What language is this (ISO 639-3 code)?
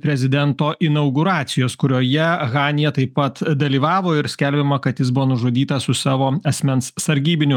lit